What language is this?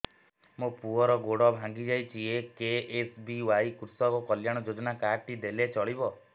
Odia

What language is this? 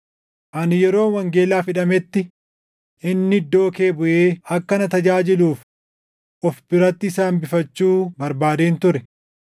Oromo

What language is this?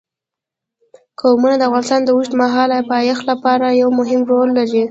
Pashto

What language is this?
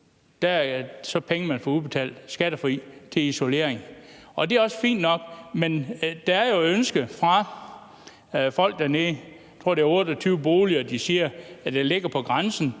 Danish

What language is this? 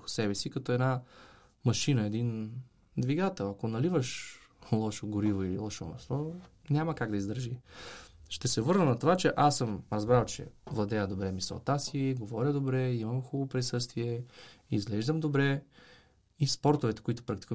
Bulgarian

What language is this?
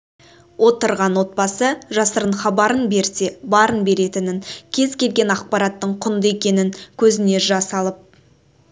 Kazakh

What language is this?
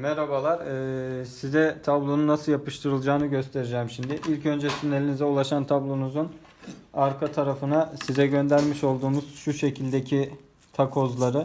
Turkish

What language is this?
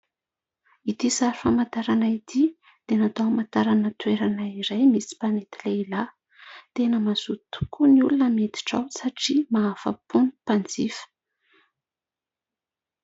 Malagasy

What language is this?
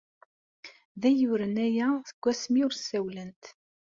Kabyle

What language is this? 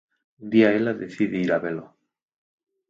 Galician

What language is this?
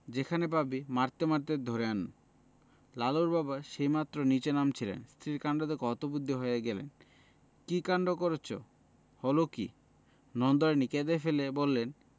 Bangla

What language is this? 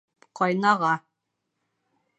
Bashkir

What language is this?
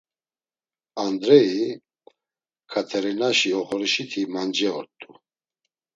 Laz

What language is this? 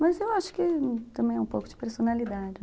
Portuguese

